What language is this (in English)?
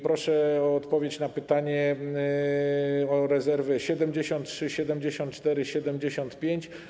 Polish